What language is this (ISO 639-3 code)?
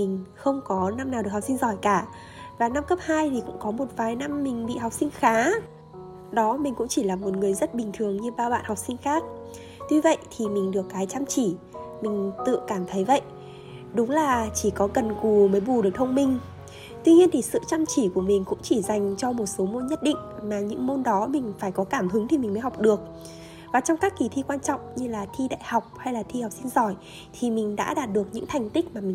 vie